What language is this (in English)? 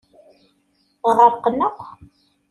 Kabyle